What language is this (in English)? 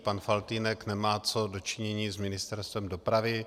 Czech